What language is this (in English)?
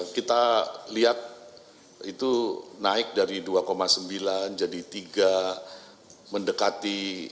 Indonesian